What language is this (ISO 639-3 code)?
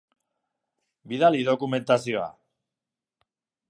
eus